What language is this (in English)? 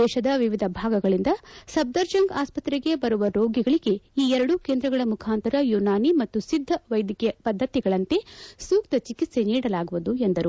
Kannada